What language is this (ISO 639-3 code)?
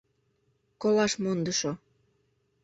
chm